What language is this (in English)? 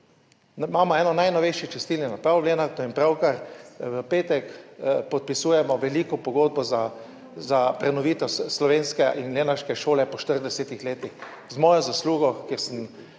Slovenian